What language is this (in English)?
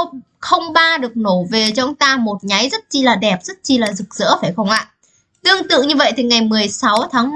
Vietnamese